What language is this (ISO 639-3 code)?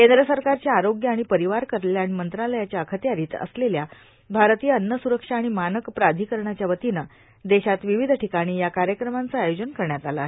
mar